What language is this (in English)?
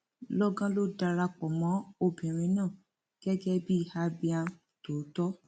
Yoruba